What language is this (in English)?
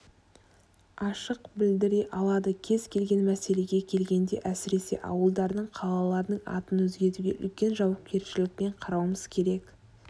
Kazakh